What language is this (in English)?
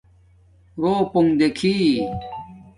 Domaaki